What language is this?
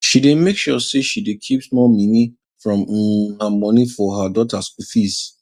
Nigerian Pidgin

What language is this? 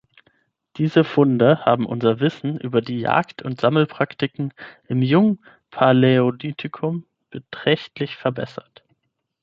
German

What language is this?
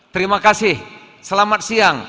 Indonesian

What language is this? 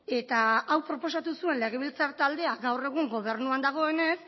Basque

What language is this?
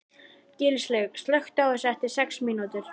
Icelandic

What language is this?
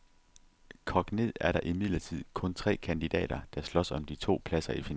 Danish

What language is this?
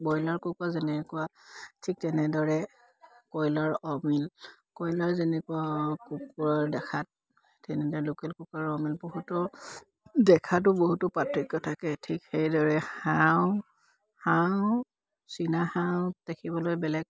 Assamese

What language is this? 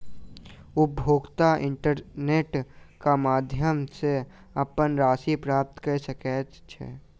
Maithili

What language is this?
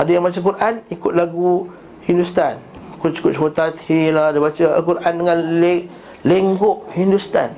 Malay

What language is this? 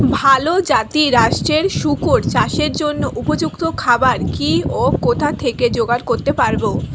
Bangla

